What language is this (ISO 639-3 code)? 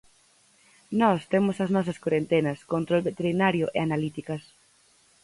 glg